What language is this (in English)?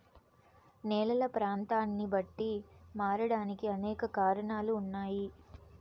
Telugu